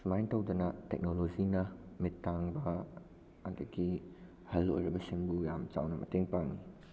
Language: Manipuri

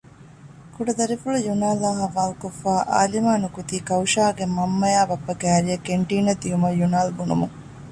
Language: Divehi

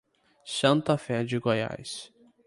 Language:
Portuguese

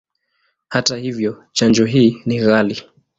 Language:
Swahili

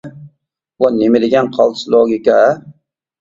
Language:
Uyghur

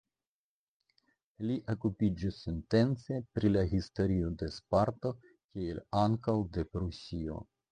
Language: Esperanto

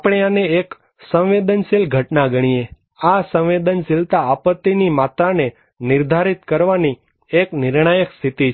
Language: Gujarati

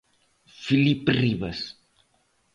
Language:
Galician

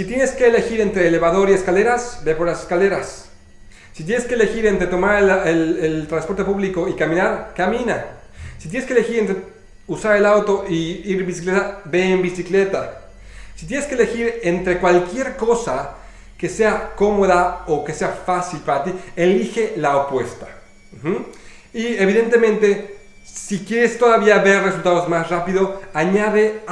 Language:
Spanish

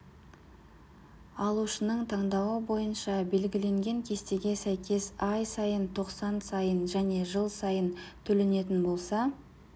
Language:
Kazakh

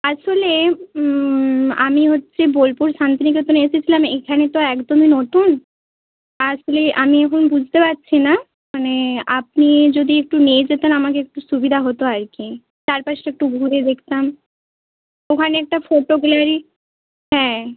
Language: Bangla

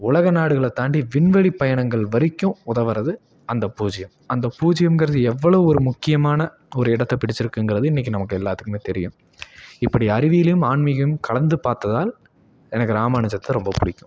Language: Tamil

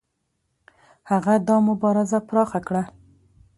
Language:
Pashto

